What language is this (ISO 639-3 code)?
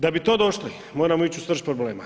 hrv